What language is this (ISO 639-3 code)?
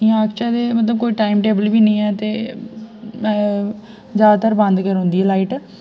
doi